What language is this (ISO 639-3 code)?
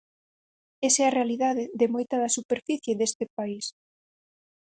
glg